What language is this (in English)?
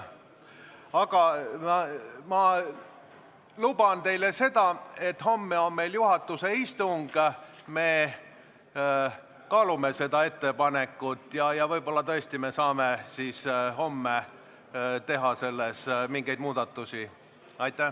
Estonian